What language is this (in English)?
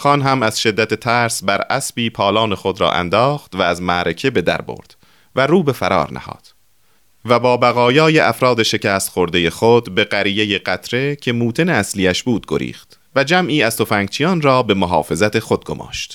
Persian